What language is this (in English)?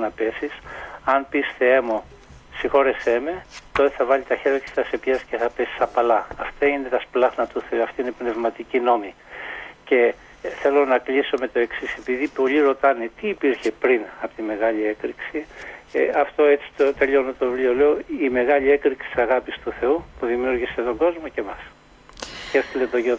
Greek